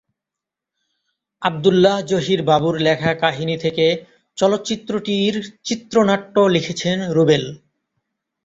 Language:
Bangla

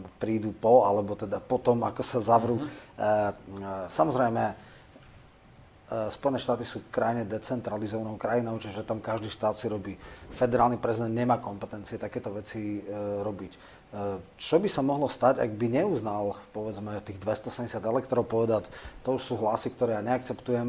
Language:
Slovak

